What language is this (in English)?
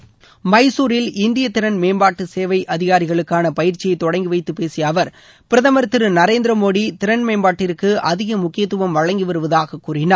Tamil